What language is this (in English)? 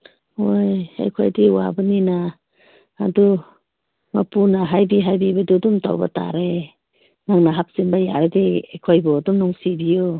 Manipuri